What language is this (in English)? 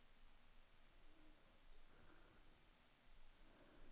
Swedish